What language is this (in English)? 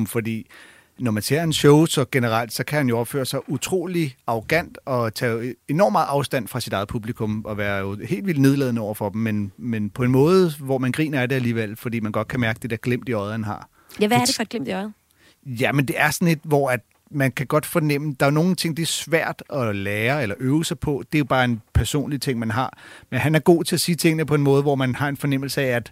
Danish